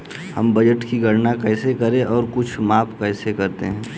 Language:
Hindi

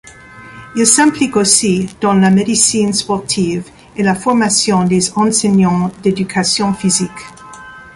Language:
French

